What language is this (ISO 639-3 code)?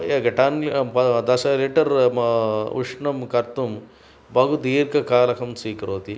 san